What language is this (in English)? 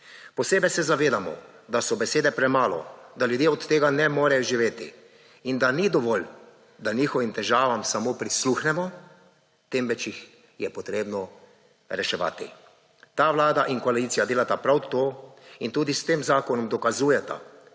Slovenian